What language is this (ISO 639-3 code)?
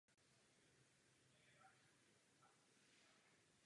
ces